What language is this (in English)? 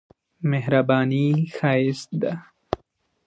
Pashto